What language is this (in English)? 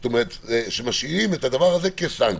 Hebrew